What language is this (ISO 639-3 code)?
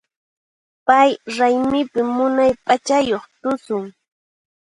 qxp